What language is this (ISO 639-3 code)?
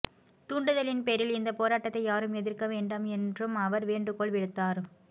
tam